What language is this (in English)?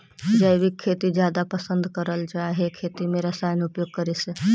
Magahi